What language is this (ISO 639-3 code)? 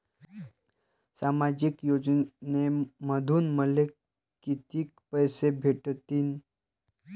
mar